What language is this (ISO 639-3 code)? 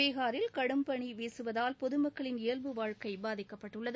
tam